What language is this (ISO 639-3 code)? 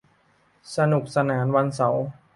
tha